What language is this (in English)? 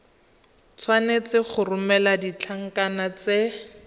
Tswana